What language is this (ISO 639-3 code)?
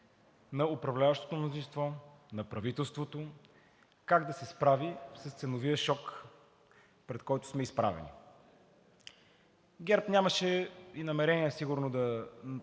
bul